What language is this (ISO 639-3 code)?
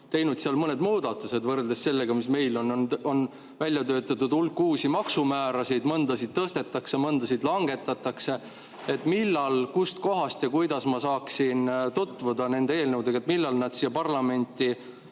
est